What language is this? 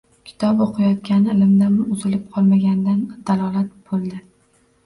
Uzbek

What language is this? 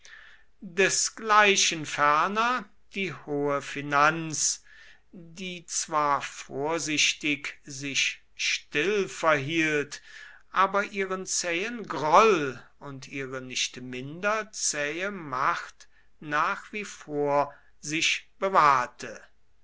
German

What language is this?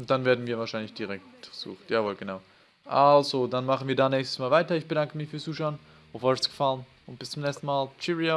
German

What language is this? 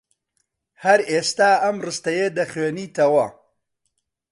Central Kurdish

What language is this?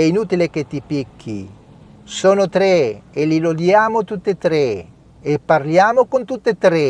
Italian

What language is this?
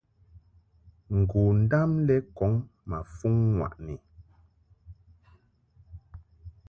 Mungaka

